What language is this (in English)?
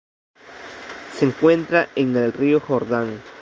Spanish